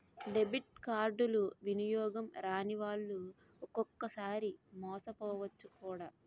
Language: Telugu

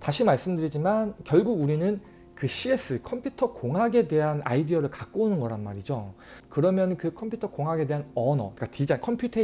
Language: Korean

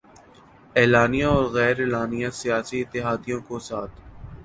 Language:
Urdu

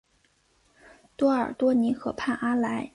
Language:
Chinese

